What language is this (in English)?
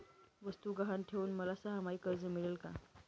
Marathi